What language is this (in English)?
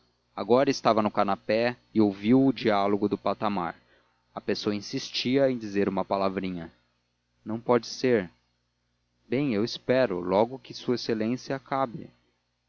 Portuguese